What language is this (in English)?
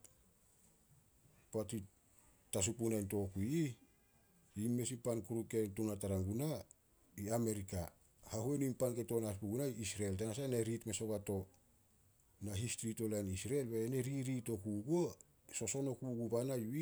Solos